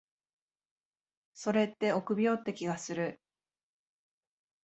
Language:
Japanese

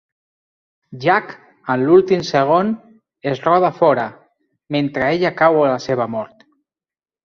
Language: Catalan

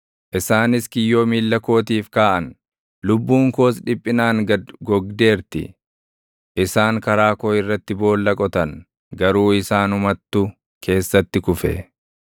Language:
Oromo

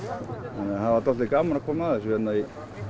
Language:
Icelandic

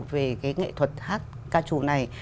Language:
Vietnamese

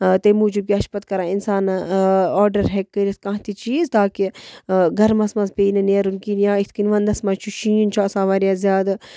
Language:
Kashmiri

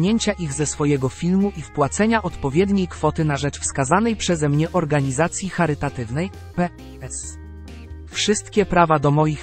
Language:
Polish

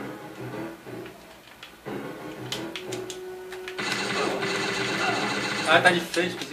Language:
Portuguese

